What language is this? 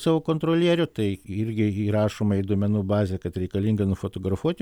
Lithuanian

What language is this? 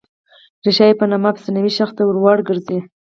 Pashto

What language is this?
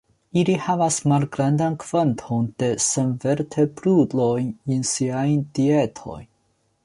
Esperanto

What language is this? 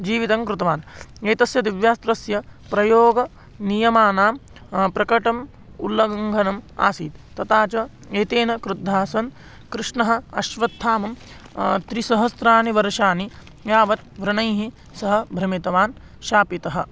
Sanskrit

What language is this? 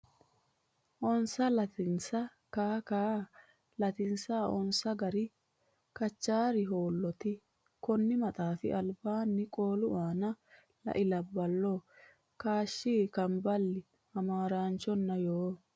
Sidamo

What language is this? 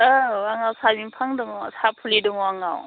Bodo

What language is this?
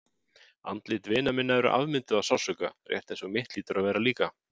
Icelandic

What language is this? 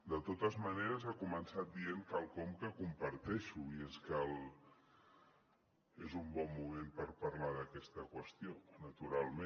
Catalan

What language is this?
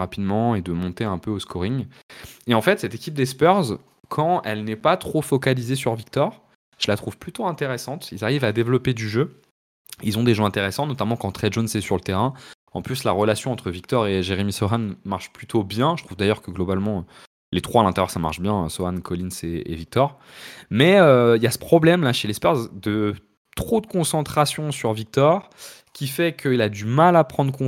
French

